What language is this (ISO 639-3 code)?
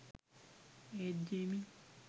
sin